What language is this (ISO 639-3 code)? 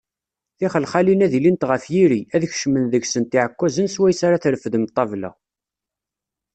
kab